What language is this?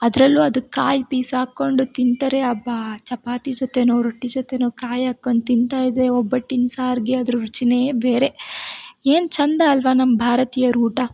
Kannada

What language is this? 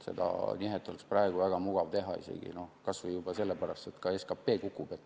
Estonian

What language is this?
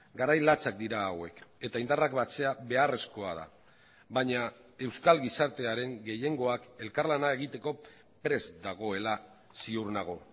Basque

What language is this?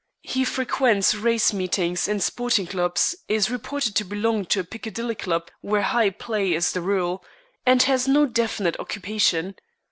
English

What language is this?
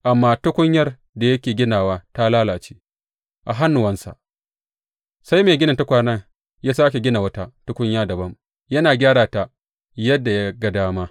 Hausa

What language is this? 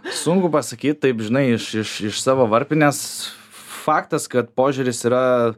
Lithuanian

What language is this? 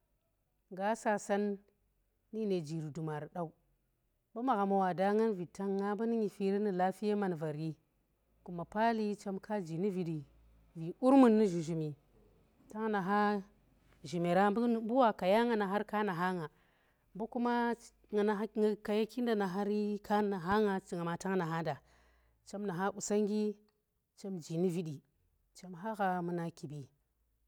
Tera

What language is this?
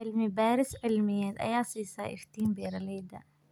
Somali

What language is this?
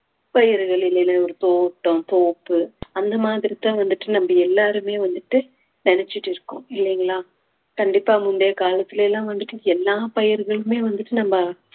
Tamil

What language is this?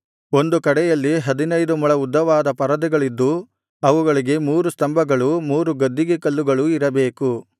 Kannada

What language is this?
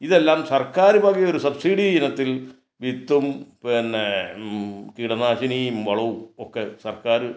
Malayalam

